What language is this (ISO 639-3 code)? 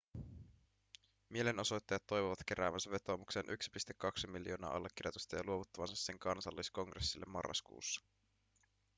fin